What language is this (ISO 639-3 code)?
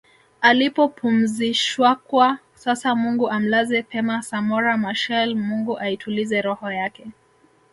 swa